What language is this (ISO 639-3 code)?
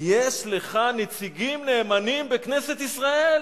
heb